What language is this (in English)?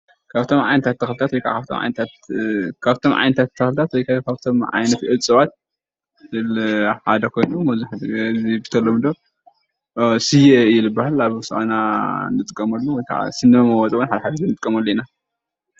Tigrinya